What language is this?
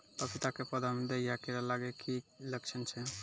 Maithili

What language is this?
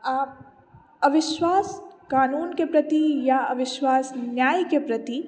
Maithili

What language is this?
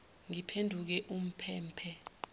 Zulu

